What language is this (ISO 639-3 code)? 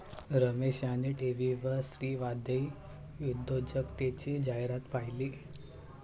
mar